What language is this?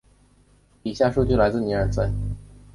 Chinese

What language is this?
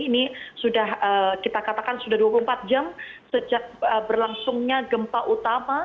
Indonesian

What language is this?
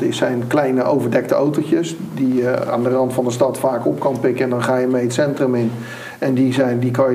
Dutch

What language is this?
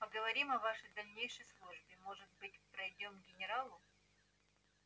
Russian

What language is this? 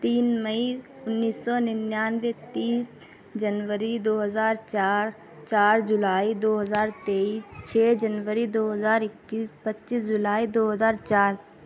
Urdu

